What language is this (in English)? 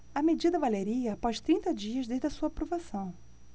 Portuguese